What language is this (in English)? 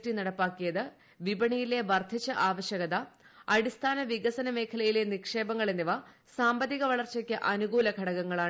Malayalam